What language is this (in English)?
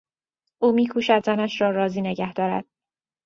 Persian